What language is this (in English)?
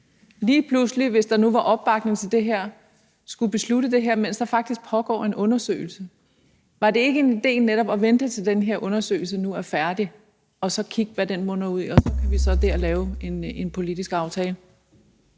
Danish